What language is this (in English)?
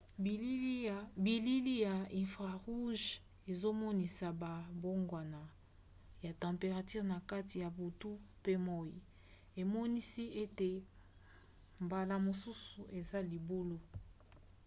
Lingala